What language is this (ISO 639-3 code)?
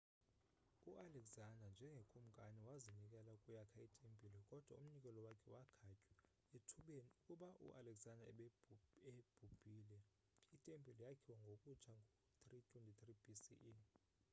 xho